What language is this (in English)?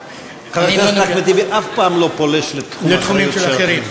Hebrew